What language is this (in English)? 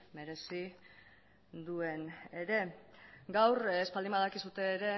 Basque